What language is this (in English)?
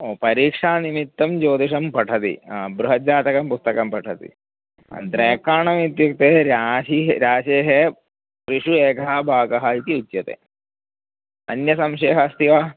Sanskrit